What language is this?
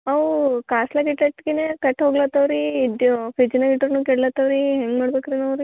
Kannada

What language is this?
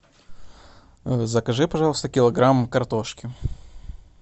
Russian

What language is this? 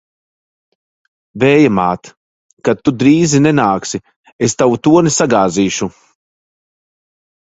Latvian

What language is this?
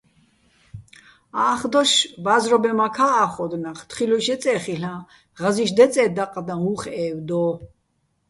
Bats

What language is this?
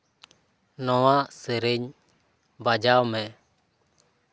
Santali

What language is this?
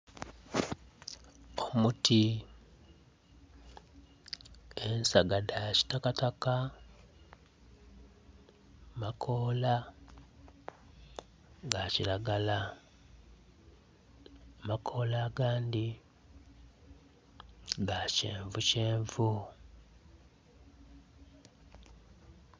Soga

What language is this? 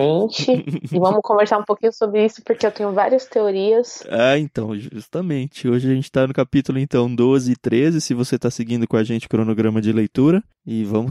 Portuguese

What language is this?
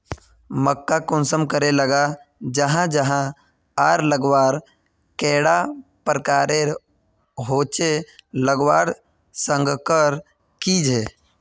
Magahi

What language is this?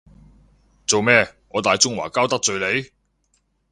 Cantonese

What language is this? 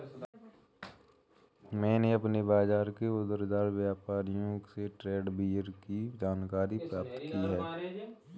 Hindi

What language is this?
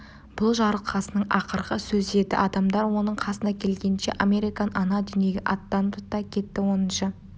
Kazakh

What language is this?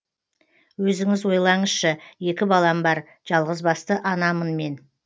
Kazakh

